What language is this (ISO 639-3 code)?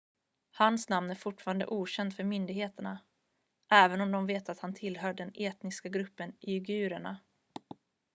swe